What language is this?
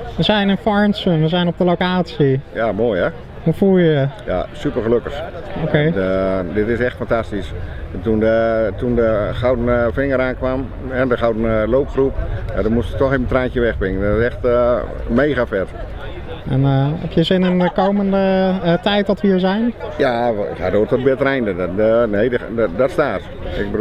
Dutch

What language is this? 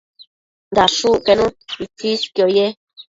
Matsés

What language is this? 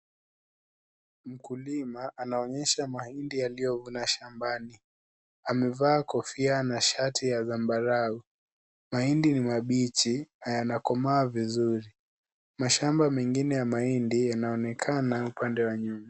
Swahili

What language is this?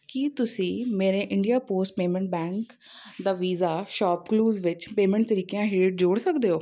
Punjabi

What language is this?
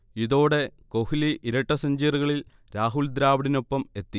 Malayalam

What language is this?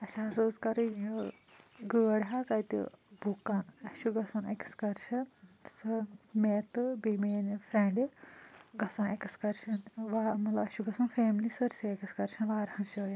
Kashmiri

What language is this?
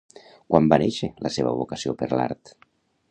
Catalan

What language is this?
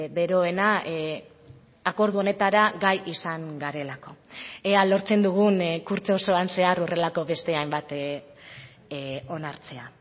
Basque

